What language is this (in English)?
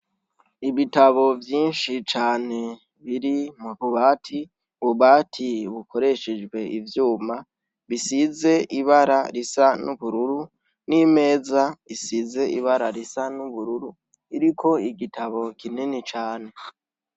Rundi